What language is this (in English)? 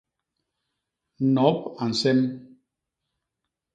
Basaa